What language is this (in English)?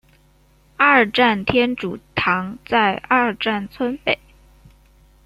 Chinese